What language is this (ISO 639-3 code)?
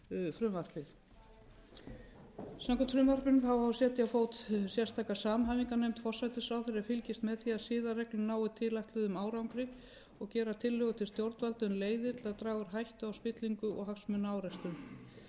isl